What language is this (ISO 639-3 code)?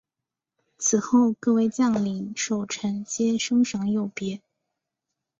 zho